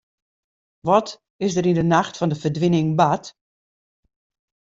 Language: Western Frisian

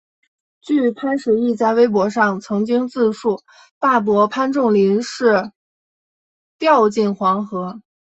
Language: Chinese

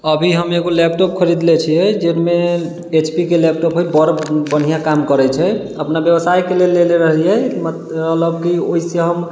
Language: Maithili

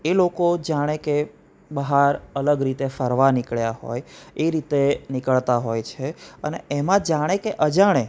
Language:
Gujarati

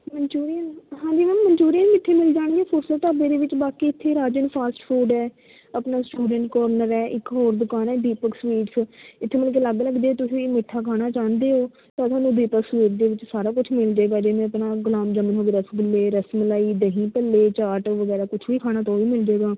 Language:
Punjabi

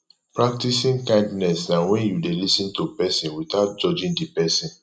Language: Nigerian Pidgin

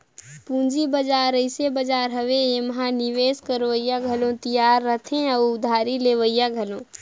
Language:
Chhattisgarhi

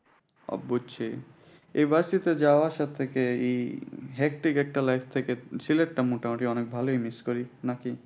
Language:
Bangla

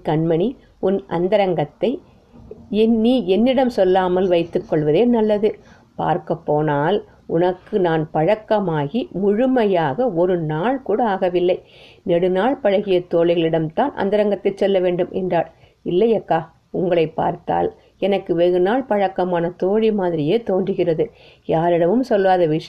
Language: Tamil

